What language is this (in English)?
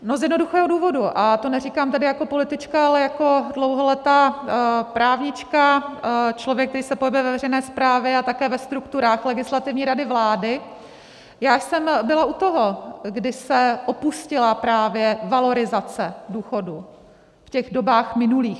Czech